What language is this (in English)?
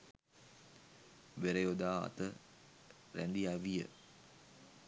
Sinhala